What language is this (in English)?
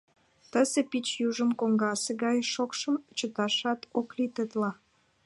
Mari